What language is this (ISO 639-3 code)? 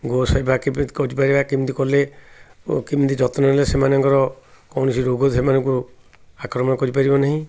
ori